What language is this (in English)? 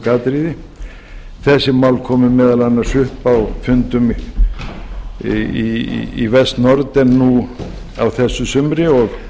Icelandic